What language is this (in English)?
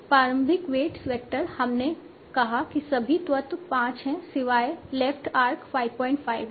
Hindi